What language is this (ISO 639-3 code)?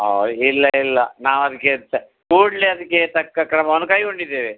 kan